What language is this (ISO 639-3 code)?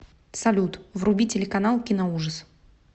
rus